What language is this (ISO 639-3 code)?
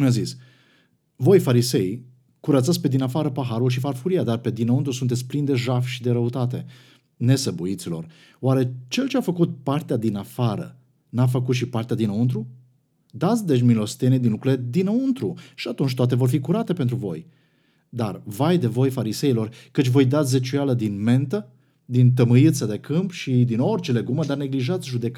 ron